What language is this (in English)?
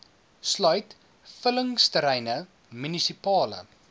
Afrikaans